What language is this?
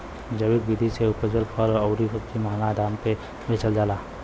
Bhojpuri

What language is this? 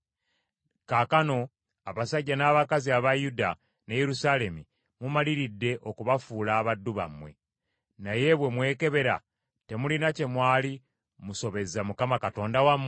Ganda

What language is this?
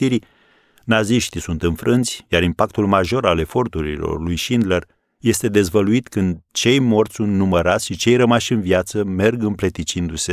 Romanian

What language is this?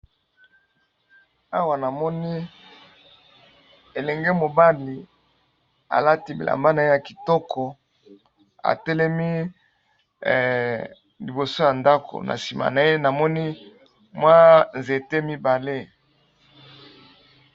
Lingala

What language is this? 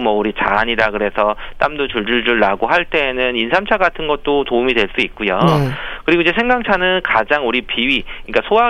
Korean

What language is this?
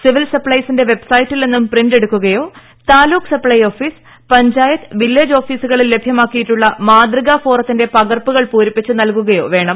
Malayalam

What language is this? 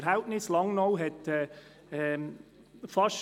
Swiss German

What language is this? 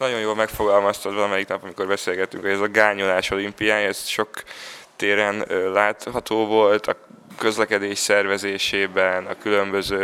Hungarian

